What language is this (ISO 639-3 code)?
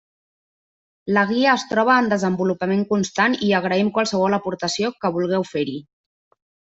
cat